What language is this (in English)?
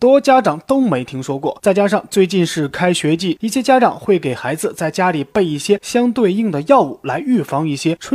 Chinese